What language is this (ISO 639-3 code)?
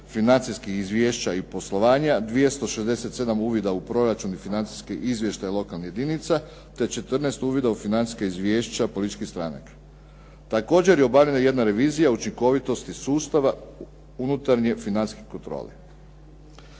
hrv